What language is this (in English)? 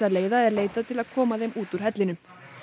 Icelandic